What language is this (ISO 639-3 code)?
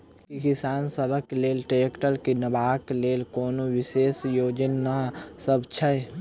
mai